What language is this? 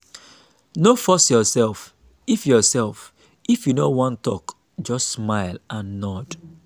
Nigerian Pidgin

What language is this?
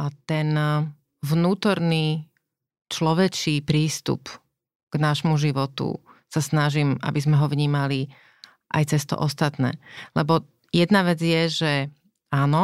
Slovak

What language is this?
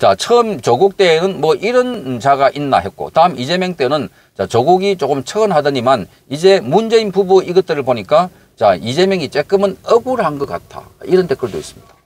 Korean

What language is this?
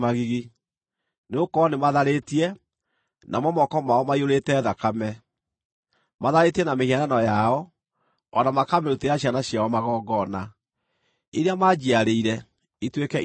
Kikuyu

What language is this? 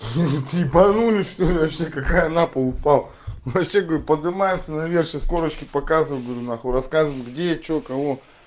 Russian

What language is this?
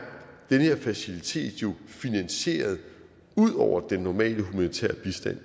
Danish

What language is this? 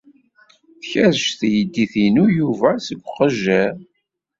Kabyle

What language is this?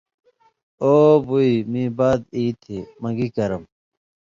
Indus Kohistani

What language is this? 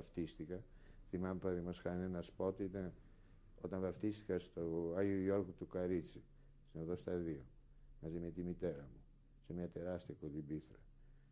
Greek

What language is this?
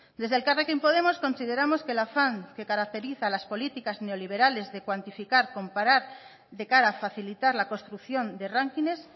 Spanish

